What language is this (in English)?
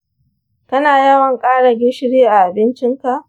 Hausa